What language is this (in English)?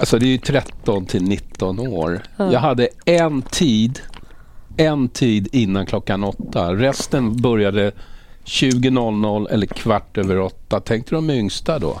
Swedish